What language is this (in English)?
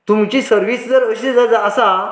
Konkani